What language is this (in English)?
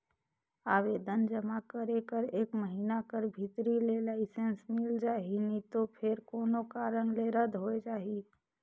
Chhattisgarhi